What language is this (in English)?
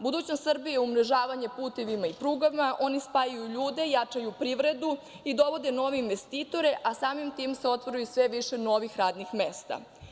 Serbian